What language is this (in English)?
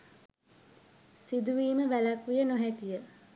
Sinhala